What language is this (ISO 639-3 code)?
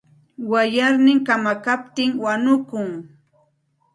qxt